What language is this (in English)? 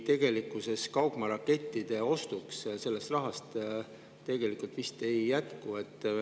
Estonian